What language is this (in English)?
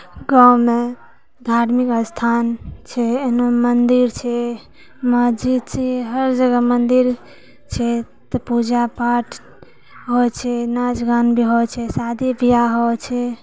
Maithili